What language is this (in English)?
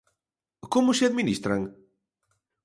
Galician